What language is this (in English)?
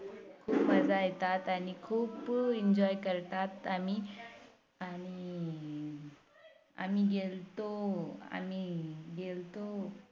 Marathi